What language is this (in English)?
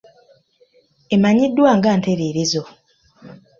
Ganda